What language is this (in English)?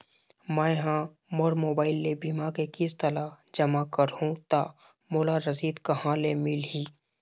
Chhattisgarhi